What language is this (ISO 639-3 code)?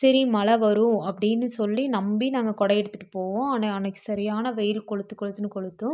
tam